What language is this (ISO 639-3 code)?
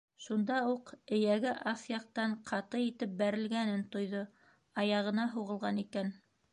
bak